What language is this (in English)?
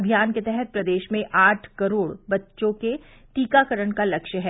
Hindi